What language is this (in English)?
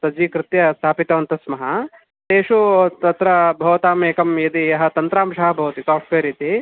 Sanskrit